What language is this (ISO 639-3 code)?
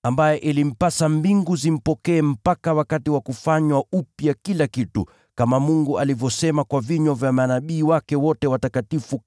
swa